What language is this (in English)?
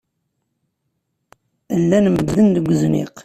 Kabyle